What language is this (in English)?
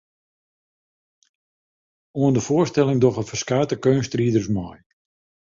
Western Frisian